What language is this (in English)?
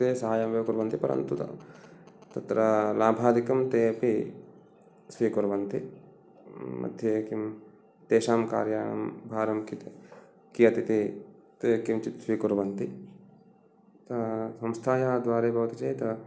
Sanskrit